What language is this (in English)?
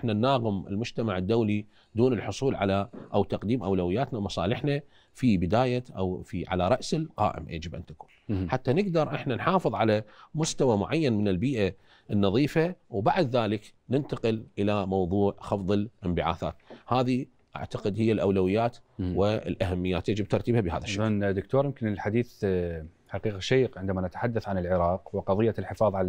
Arabic